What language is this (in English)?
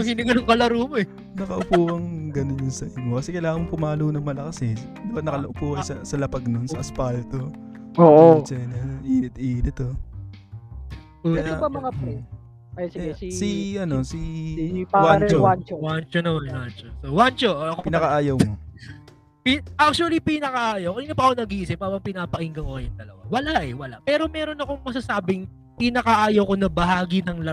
Filipino